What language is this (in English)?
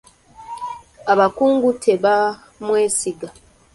Ganda